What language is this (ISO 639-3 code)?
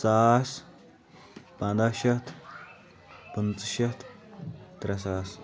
kas